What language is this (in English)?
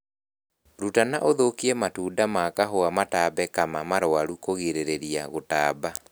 Kikuyu